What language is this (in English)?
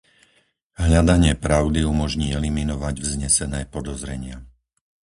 Slovak